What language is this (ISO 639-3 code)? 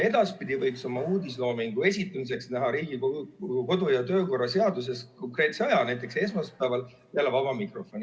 est